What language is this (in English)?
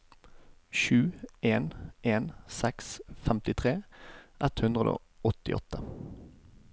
Norwegian